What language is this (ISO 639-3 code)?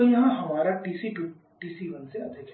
hin